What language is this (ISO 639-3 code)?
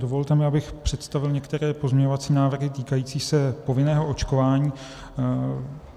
ces